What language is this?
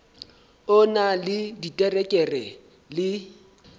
Southern Sotho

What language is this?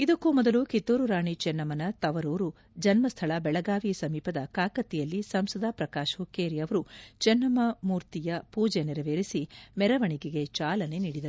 Kannada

